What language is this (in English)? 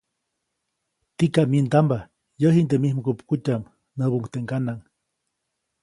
Copainalá Zoque